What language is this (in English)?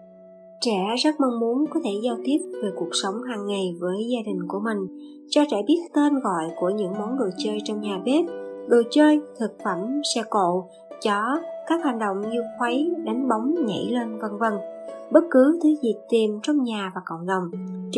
Vietnamese